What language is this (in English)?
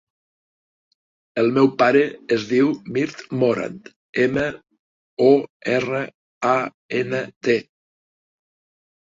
Catalan